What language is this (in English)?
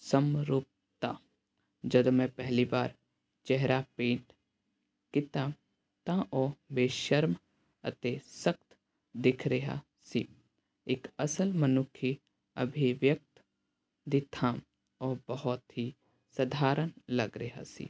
Punjabi